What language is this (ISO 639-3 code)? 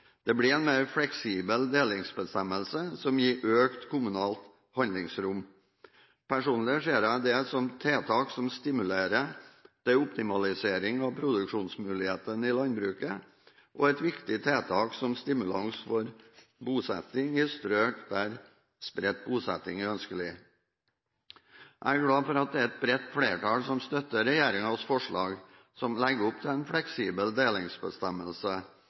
nob